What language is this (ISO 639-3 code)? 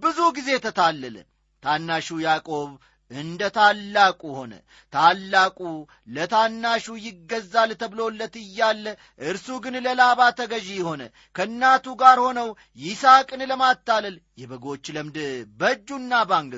amh